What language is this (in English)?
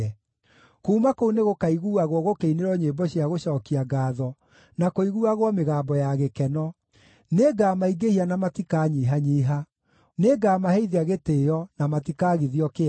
Kikuyu